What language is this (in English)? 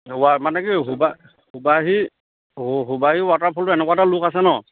Assamese